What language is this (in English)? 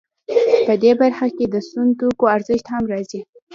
Pashto